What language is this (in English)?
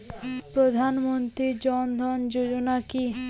Bangla